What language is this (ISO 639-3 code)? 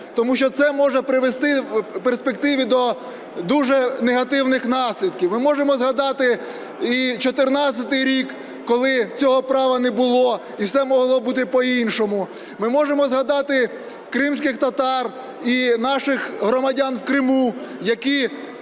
ukr